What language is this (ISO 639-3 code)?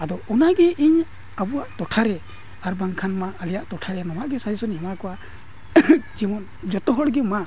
sat